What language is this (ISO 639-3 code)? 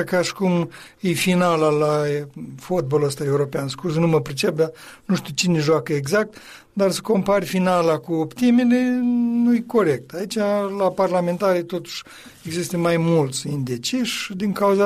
ron